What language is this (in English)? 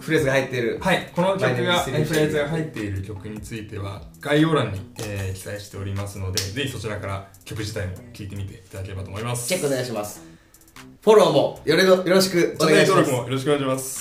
Japanese